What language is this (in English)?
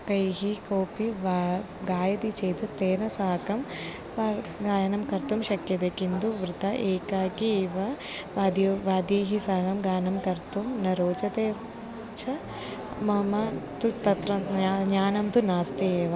Sanskrit